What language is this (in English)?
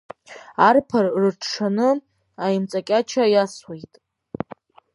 Abkhazian